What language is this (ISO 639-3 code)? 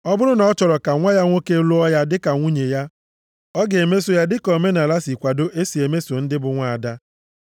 ibo